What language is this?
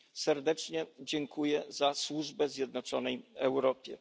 Polish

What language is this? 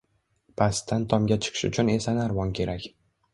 Uzbek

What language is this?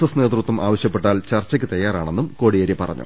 Malayalam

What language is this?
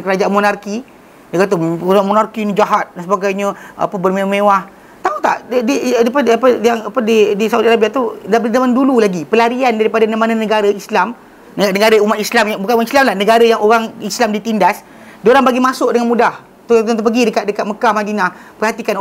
Malay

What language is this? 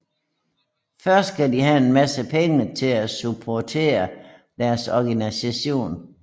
Danish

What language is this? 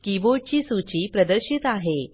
Marathi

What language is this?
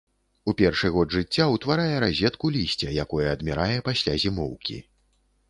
Belarusian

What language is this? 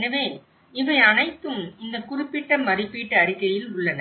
Tamil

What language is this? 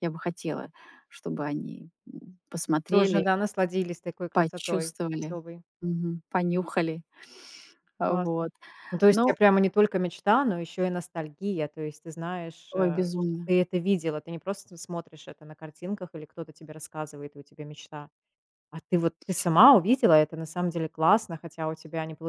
Russian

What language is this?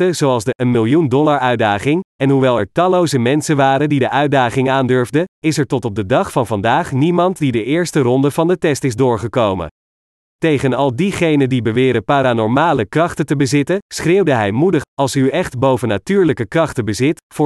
Dutch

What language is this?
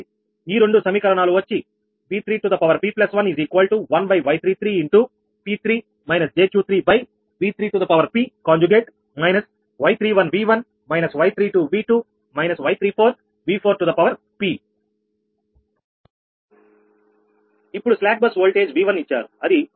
Telugu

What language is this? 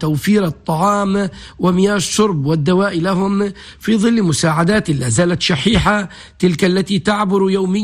Arabic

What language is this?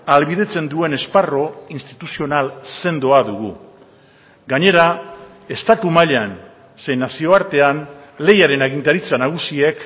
Basque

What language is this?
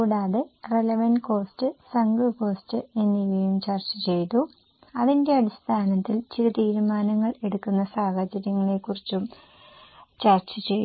Malayalam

